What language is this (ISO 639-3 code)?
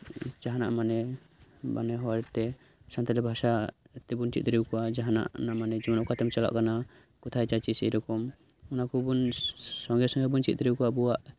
sat